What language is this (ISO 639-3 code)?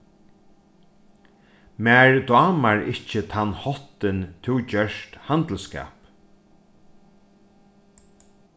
fao